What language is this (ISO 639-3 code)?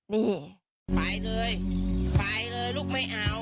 tha